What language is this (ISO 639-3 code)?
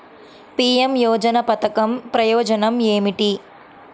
tel